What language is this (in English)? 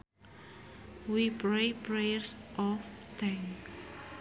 Sundanese